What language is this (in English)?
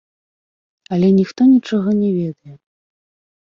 Belarusian